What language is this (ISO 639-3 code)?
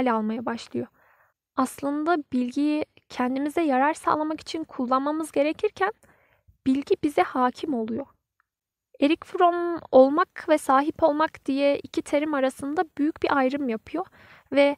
tur